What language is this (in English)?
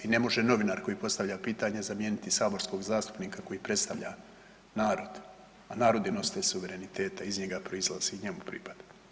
Croatian